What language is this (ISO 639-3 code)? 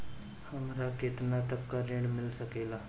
bho